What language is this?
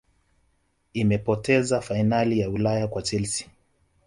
Swahili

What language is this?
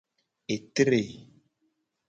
Gen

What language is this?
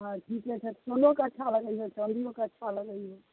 Maithili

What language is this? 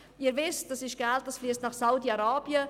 Swiss German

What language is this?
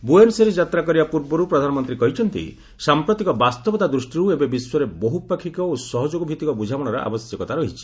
Odia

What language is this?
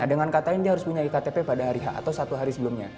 Indonesian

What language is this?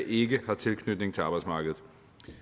Danish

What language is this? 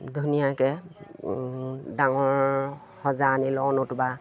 Assamese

